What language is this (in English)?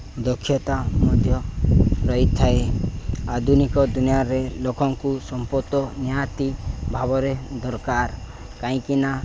Odia